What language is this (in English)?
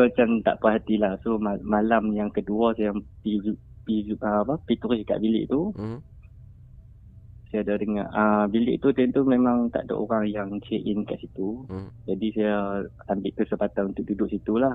Malay